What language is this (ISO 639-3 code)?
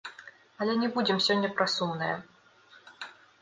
bel